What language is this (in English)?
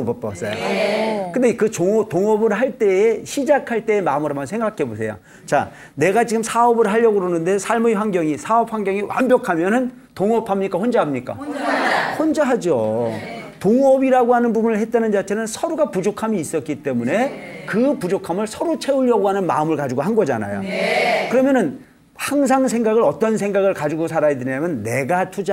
Korean